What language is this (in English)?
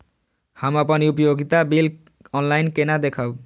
Maithili